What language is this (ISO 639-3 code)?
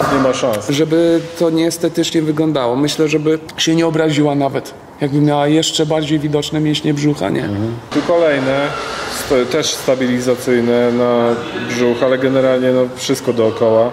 pol